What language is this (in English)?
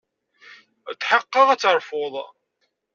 Kabyle